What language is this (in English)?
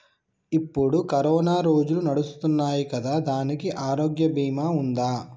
Telugu